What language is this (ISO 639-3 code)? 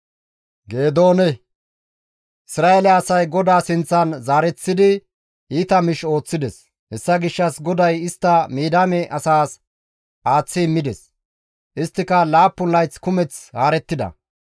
gmv